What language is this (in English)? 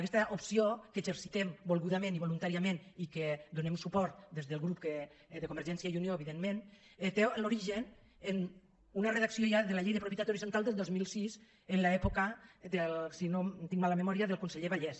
Catalan